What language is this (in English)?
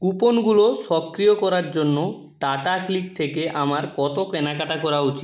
Bangla